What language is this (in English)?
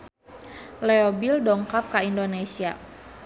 Sundanese